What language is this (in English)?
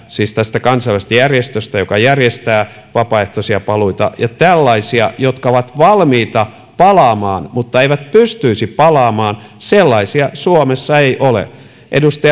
Finnish